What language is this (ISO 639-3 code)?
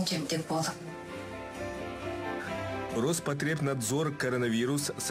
rus